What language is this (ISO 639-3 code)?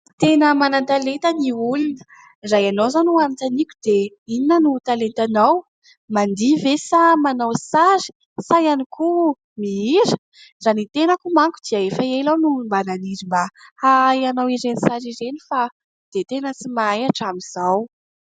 mlg